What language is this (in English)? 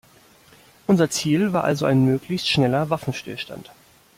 German